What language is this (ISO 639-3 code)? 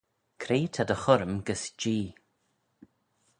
glv